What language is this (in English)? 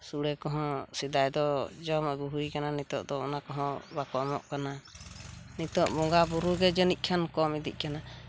Santali